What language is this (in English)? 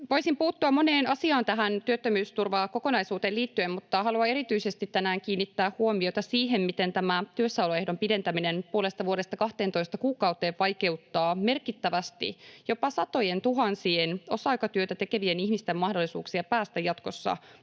Finnish